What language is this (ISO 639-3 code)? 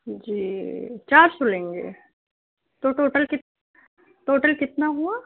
urd